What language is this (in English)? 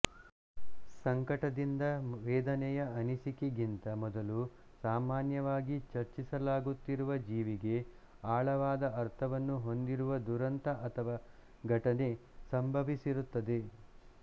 Kannada